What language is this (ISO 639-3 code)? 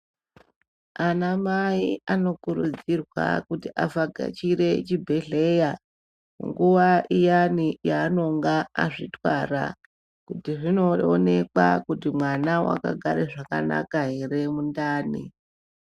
ndc